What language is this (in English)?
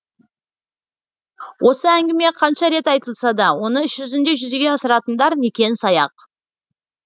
Kazakh